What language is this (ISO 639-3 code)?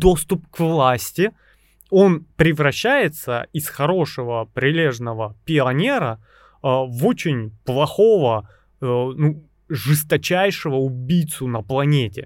rus